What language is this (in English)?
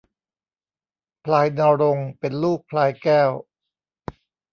Thai